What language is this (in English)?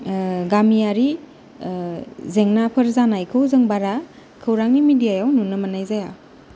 Bodo